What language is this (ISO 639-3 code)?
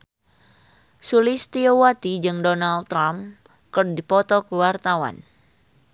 sun